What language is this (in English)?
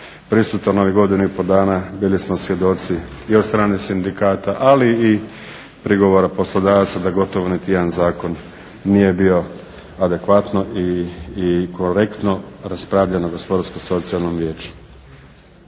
Croatian